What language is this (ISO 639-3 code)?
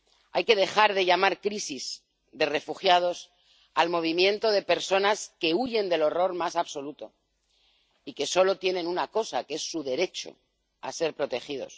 spa